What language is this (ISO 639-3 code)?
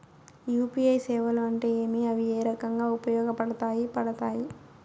tel